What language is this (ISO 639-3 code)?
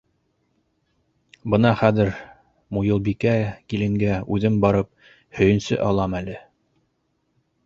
bak